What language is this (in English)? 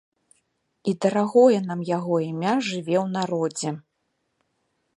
Belarusian